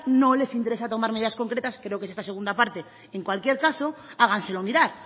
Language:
Spanish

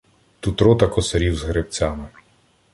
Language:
Ukrainian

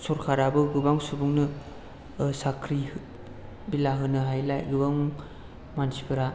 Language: Bodo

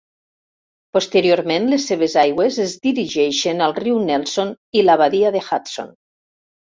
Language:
Catalan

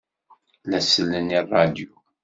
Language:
Kabyle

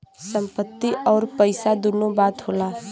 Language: Bhojpuri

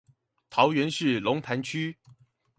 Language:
Chinese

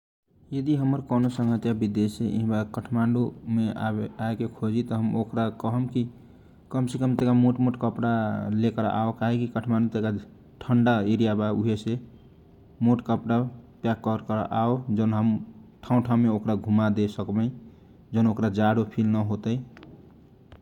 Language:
Kochila Tharu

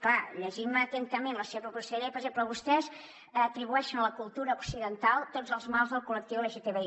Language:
Catalan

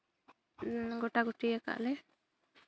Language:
Santali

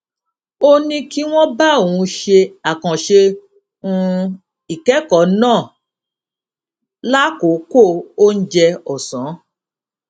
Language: Yoruba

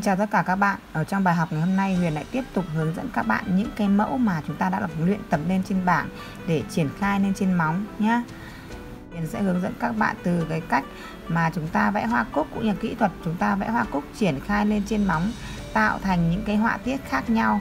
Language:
Vietnamese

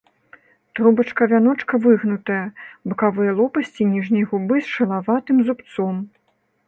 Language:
Belarusian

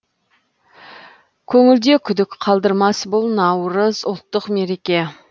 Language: Kazakh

